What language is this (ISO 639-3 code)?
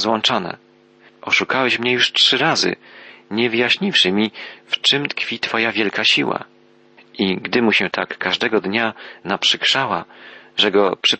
pol